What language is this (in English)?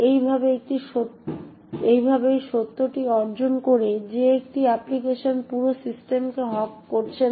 Bangla